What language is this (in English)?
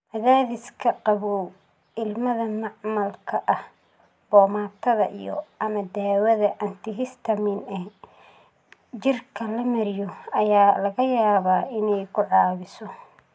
Somali